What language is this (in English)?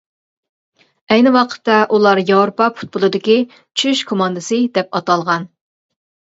Uyghur